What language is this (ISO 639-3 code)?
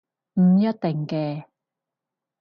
yue